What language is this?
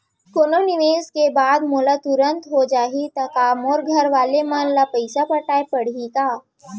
Chhattisgarhi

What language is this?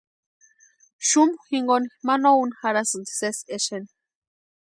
Western Highland Purepecha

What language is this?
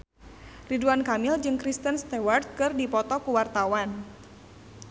Sundanese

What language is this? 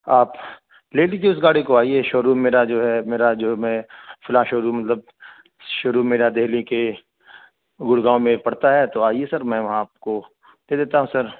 Urdu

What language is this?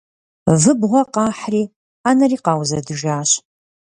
Kabardian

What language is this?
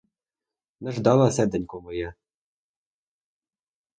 Ukrainian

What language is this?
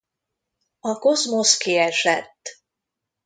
Hungarian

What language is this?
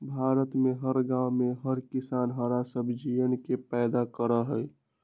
Magahi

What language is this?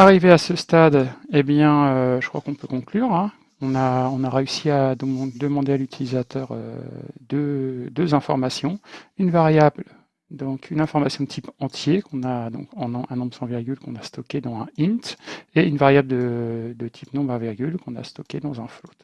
French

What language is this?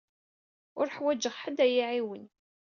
Kabyle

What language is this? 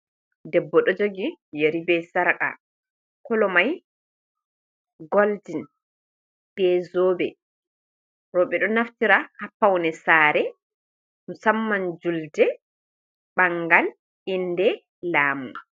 Fula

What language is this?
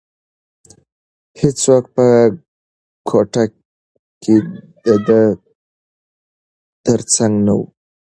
Pashto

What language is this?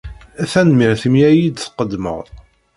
Kabyle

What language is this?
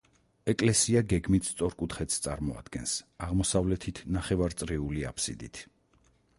Georgian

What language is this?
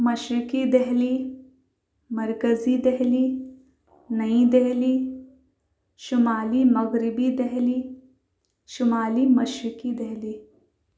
Urdu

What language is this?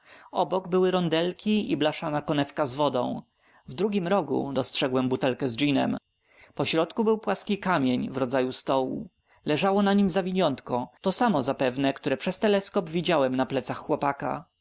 Polish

